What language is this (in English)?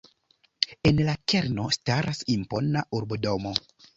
Esperanto